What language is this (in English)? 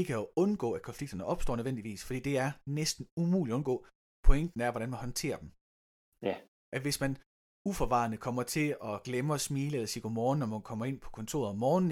Danish